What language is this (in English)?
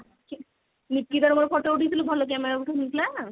Odia